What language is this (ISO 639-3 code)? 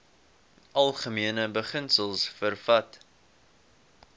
afr